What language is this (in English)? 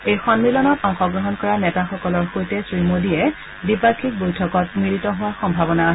Assamese